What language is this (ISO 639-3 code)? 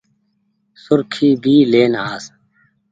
gig